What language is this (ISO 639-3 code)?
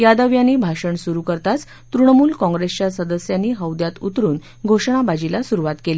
mar